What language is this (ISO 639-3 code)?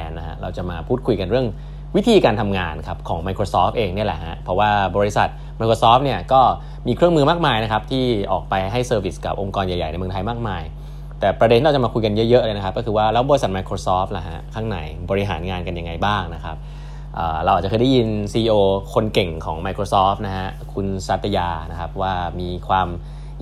tha